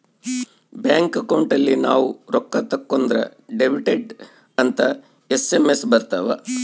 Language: Kannada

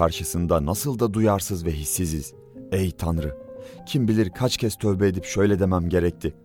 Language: Turkish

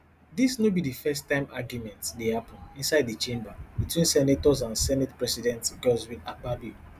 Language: Nigerian Pidgin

